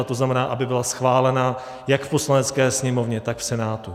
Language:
Czech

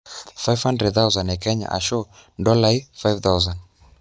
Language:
Masai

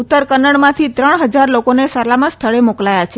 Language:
Gujarati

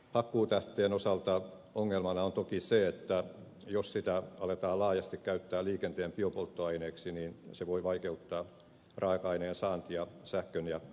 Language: Finnish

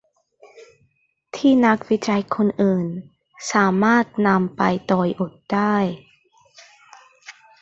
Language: Thai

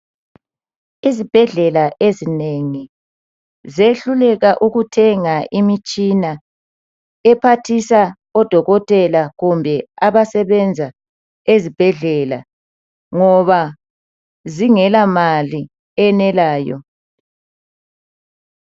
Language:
North Ndebele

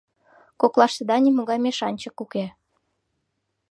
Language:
Mari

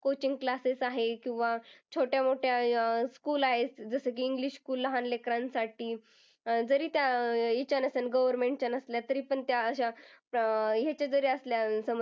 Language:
Marathi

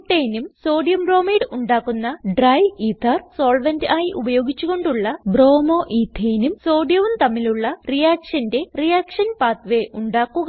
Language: Malayalam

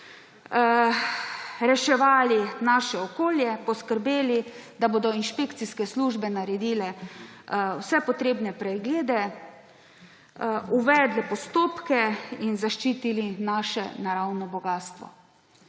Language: Slovenian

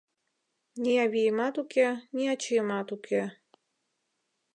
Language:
Mari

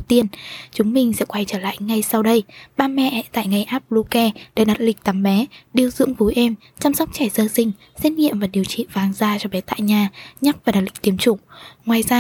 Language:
Vietnamese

